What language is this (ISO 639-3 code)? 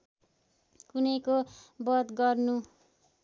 nep